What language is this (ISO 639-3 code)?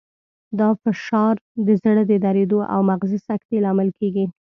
pus